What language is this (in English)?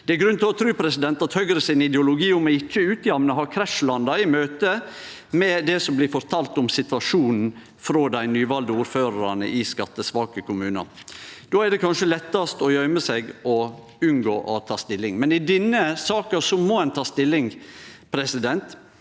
Norwegian